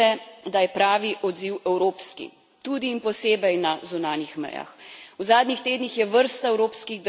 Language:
Slovenian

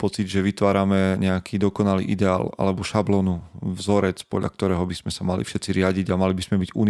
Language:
Slovak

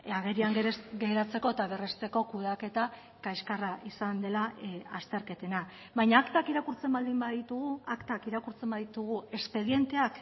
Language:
Basque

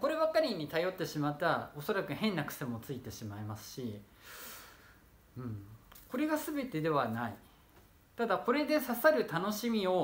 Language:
Japanese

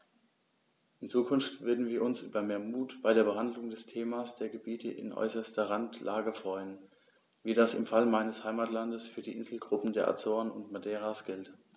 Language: German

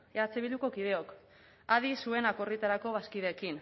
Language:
Basque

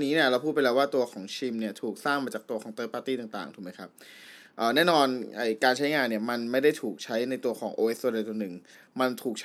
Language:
Thai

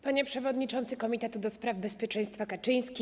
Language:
Polish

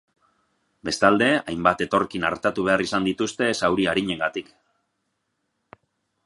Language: Basque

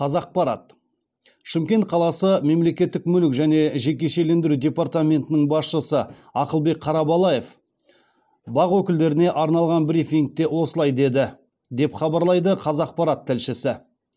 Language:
Kazakh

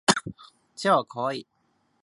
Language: Japanese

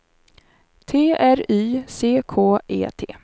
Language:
Swedish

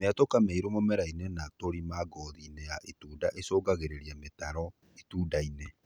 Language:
Kikuyu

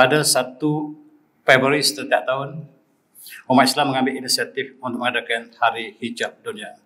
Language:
Malay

